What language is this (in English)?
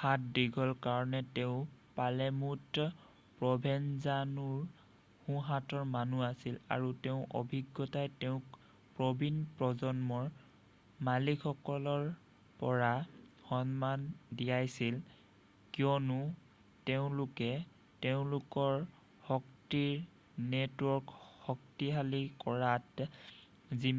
Assamese